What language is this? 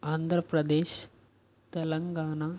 Telugu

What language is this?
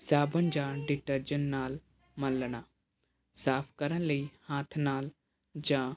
Punjabi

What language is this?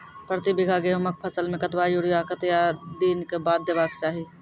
Maithili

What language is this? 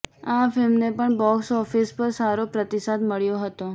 Gujarati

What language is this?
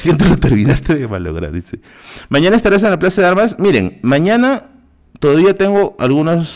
Spanish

